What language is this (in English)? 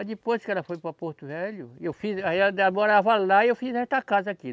Portuguese